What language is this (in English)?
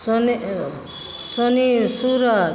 Maithili